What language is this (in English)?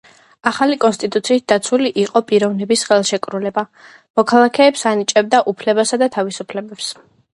Georgian